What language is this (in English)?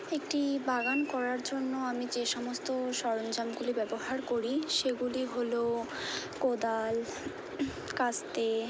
Bangla